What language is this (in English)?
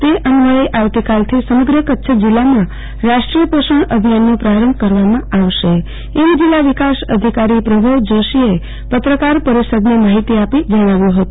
Gujarati